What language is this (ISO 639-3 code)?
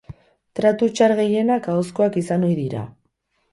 eus